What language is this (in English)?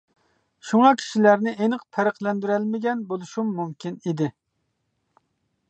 Uyghur